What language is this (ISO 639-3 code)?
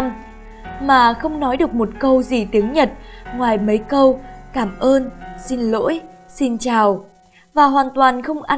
vie